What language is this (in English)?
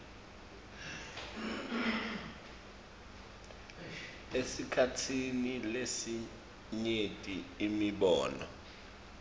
Swati